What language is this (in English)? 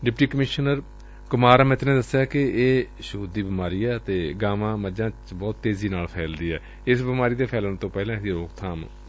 Punjabi